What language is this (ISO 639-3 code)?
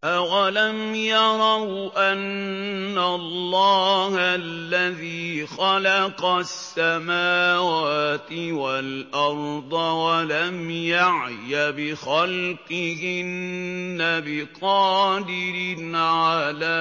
ara